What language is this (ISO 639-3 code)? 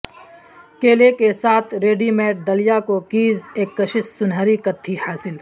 urd